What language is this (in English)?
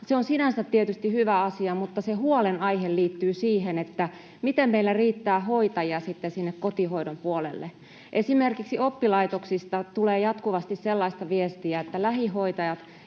Finnish